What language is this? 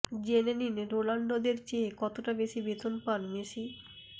Bangla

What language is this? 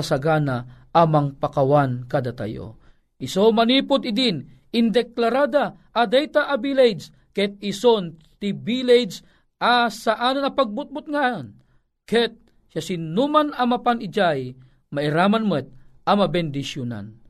Filipino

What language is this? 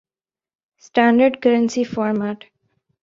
Urdu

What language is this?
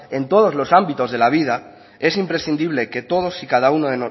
Spanish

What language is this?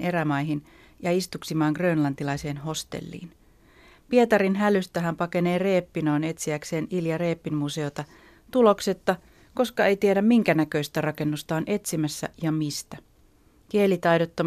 Finnish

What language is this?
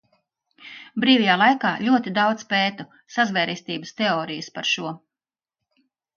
Latvian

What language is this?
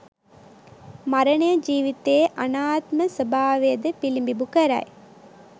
Sinhala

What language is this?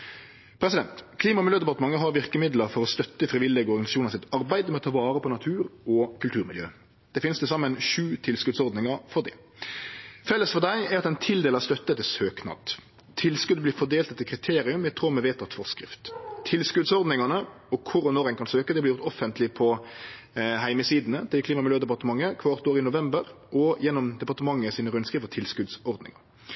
Norwegian Nynorsk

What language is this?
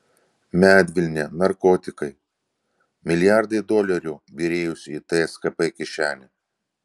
Lithuanian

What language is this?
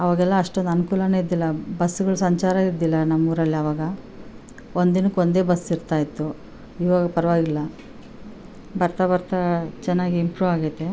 Kannada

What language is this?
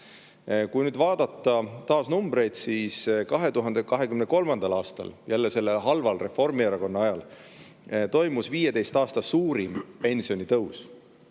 Estonian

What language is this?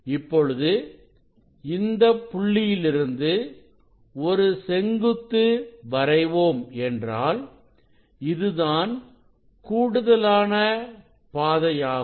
Tamil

